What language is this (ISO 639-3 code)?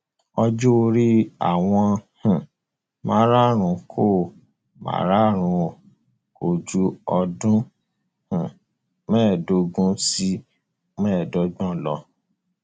yor